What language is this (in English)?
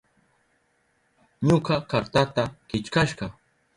Southern Pastaza Quechua